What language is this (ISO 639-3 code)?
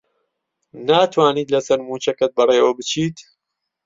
ckb